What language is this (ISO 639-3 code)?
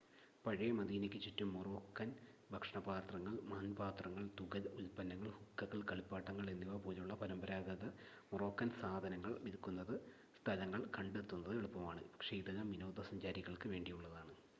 mal